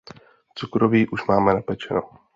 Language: Czech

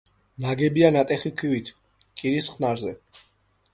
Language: Georgian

